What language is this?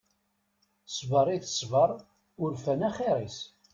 Kabyle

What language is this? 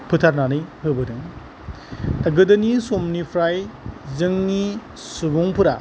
Bodo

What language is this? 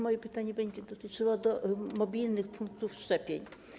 Polish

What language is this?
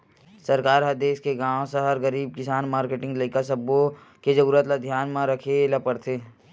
Chhattisgarhi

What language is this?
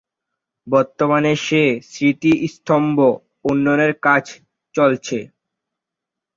Bangla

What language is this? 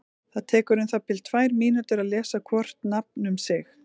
Icelandic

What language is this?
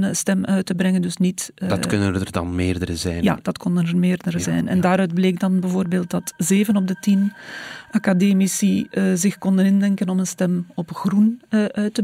Dutch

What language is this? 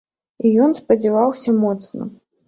Belarusian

